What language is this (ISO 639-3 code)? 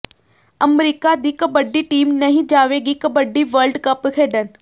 pan